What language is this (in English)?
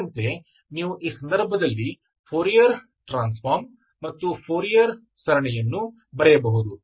Kannada